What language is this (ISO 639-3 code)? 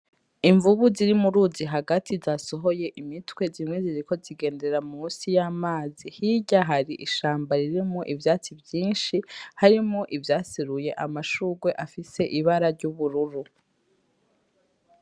run